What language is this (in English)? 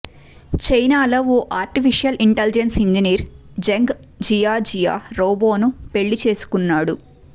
Telugu